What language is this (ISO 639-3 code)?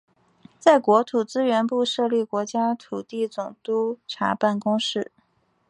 zho